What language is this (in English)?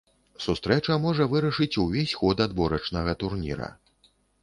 Belarusian